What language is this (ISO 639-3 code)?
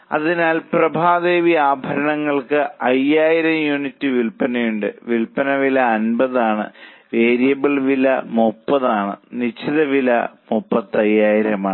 mal